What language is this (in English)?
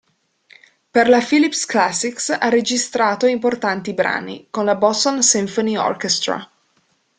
Italian